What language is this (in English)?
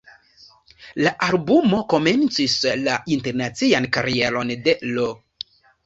Esperanto